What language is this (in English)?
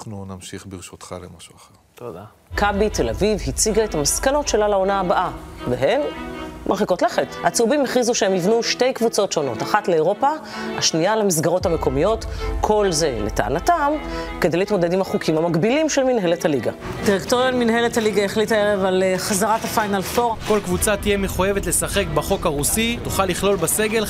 Hebrew